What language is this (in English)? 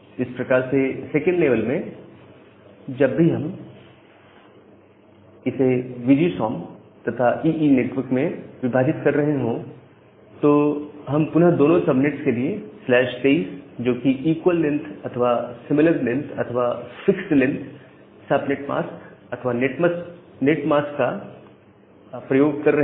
Hindi